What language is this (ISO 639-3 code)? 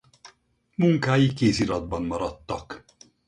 hun